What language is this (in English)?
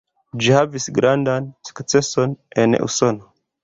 Esperanto